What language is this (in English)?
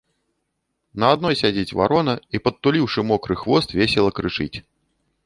Belarusian